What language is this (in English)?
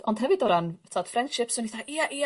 Welsh